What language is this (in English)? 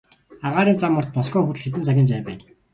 Mongolian